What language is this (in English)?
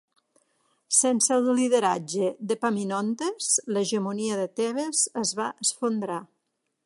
Catalan